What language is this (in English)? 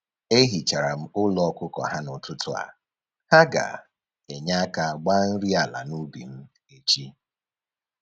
Igbo